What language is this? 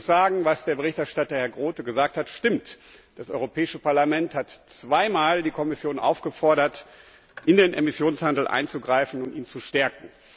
German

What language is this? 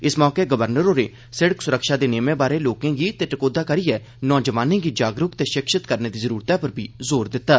Dogri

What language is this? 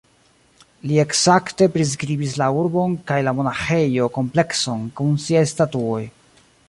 Esperanto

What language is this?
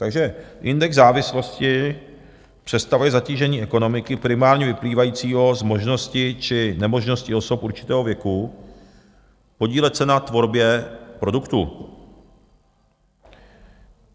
Czech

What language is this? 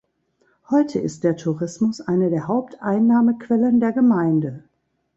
German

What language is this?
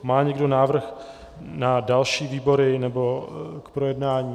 Czech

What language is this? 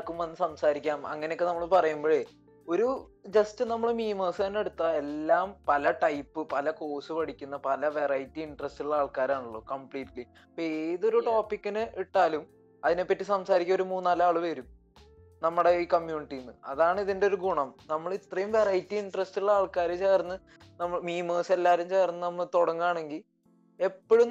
Malayalam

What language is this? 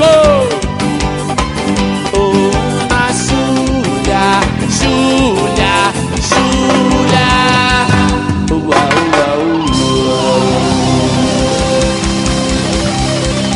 Portuguese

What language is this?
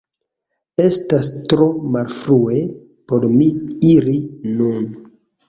Esperanto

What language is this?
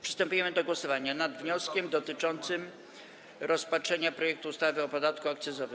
Polish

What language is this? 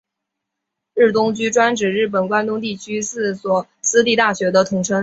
Chinese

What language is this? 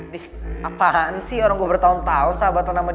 Indonesian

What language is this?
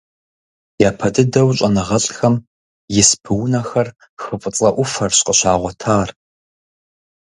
Kabardian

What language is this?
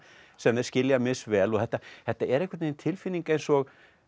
Icelandic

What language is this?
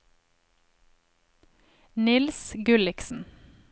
Norwegian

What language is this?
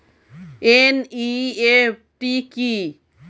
Bangla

